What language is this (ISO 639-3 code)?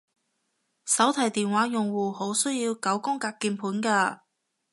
yue